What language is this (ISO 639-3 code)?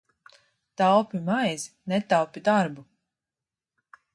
lav